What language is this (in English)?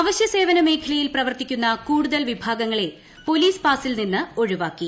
Malayalam